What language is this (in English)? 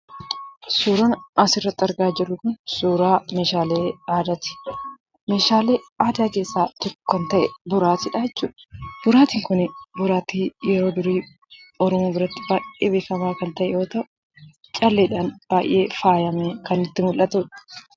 Oromo